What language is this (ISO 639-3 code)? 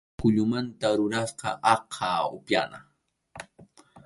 qxu